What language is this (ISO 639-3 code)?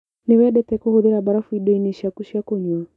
kik